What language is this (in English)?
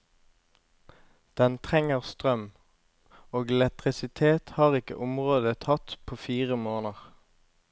Norwegian